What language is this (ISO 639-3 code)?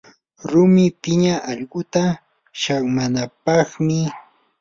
qur